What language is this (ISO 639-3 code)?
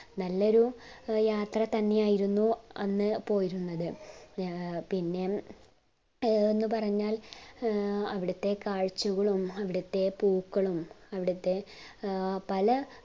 mal